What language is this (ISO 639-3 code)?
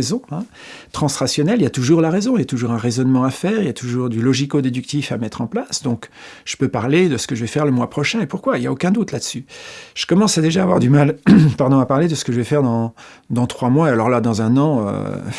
fra